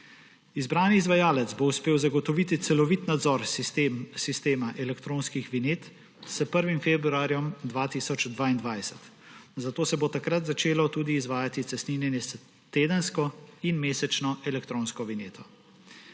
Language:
Slovenian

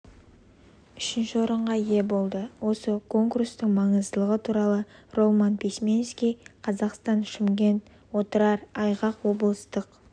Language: Kazakh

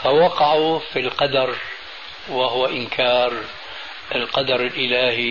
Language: Arabic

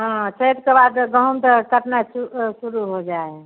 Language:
Maithili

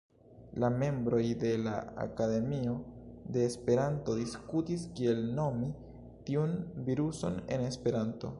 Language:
Esperanto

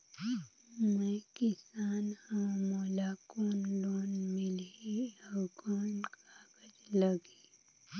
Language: Chhattisgarhi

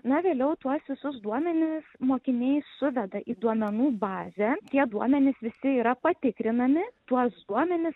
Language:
Lithuanian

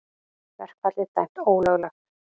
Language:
Icelandic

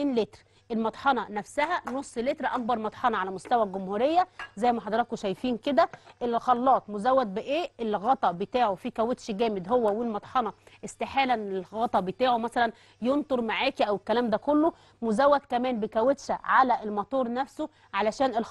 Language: Arabic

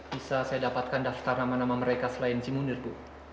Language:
Indonesian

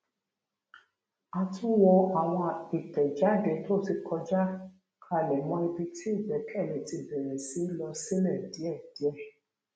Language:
Yoruba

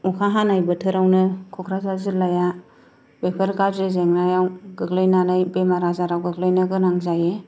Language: Bodo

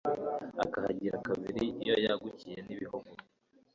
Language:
Kinyarwanda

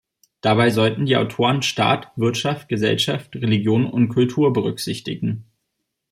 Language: German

